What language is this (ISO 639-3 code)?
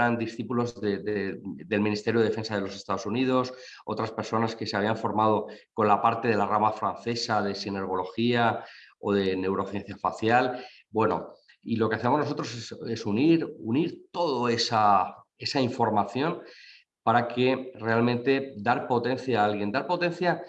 spa